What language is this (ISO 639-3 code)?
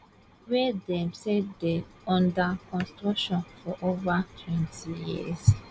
pcm